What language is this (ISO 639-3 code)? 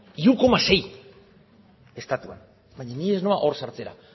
eus